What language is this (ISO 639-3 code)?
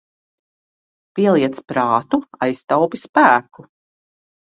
lav